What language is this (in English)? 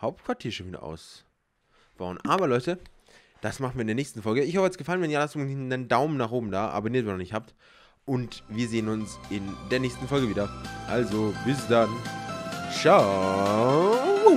German